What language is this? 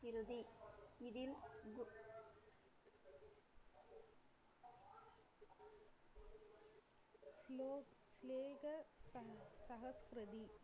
Tamil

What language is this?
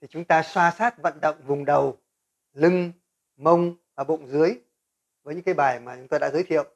Vietnamese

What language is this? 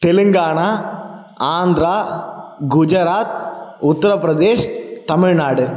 Tamil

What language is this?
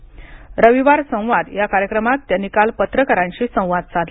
Marathi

